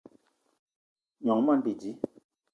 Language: Eton (Cameroon)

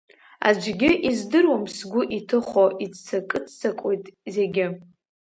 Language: Abkhazian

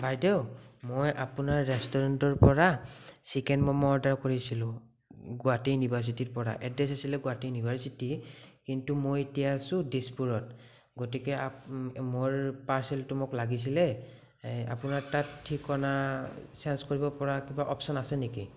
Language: Assamese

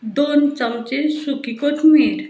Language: Konkani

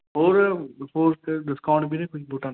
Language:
Punjabi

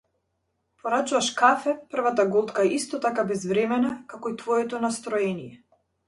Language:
Macedonian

